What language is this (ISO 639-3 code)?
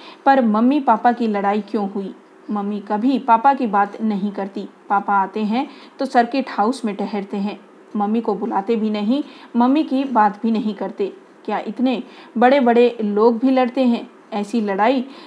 hin